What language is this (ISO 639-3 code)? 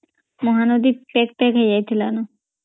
ori